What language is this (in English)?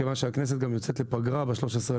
Hebrew